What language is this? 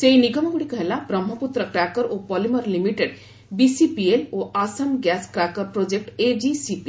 Odia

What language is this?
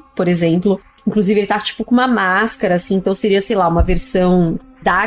Portuguese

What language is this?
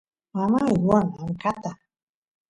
Santiago del Estero Quichua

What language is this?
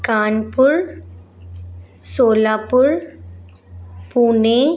Sindhi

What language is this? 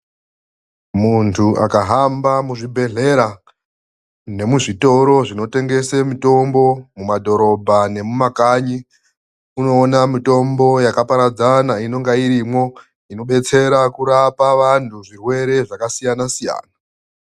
Ndau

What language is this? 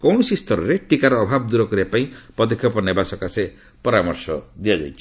Odia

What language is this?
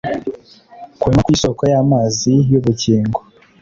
Kinyarwanda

